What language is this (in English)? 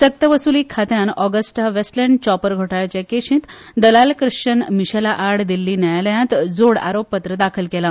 Konkani